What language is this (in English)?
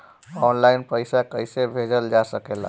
Bhojpuri